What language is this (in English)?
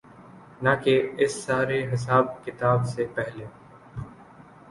Urdu